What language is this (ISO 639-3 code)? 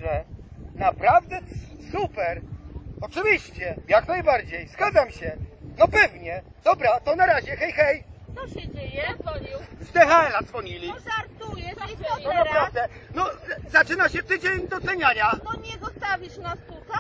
pol